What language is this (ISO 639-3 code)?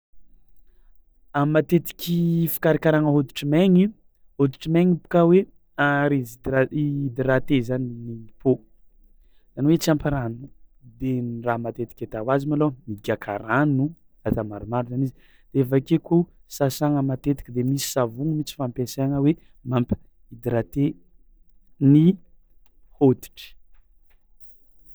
xmw